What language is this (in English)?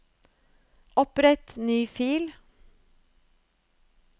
Norwegian